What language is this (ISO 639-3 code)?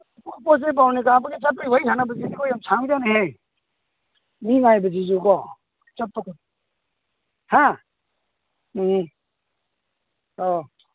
mni